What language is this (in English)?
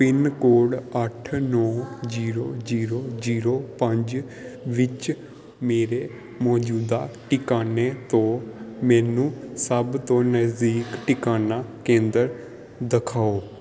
Punjabi